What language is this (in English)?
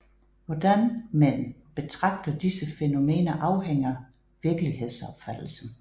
Danish